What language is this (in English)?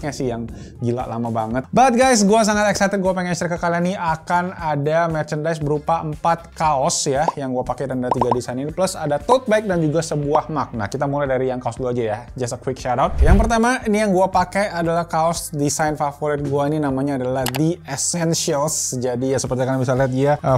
Indonesian